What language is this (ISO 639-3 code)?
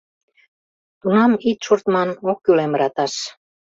chm